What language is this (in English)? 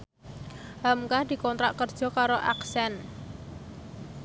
Javanese